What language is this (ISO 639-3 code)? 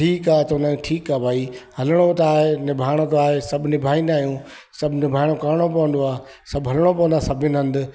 snd